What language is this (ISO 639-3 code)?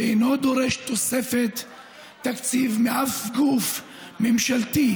heb